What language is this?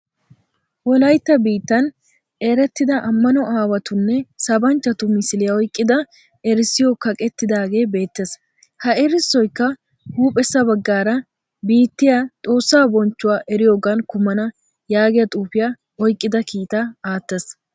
Wolaytta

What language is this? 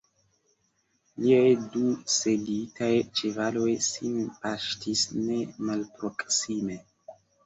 Esperanto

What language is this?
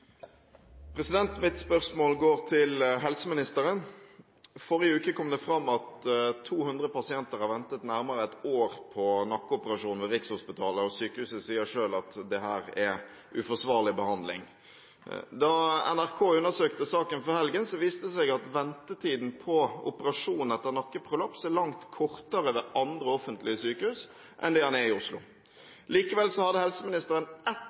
Norwegian Bokmål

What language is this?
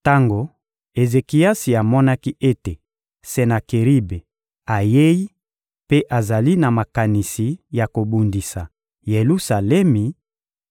Lingala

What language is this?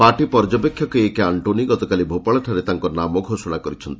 Odia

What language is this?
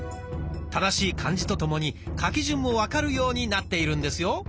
Japanese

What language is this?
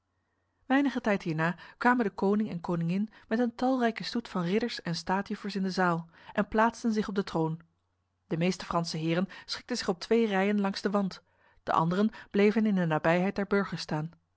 Dutch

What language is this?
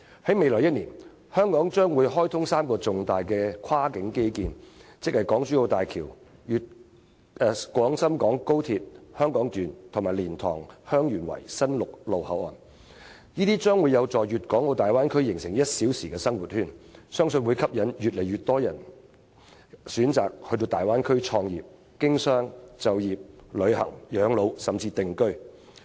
Cantonese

